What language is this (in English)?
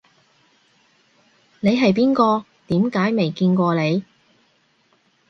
Cantonese